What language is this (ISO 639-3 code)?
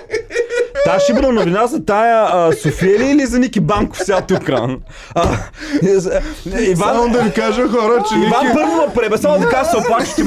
bul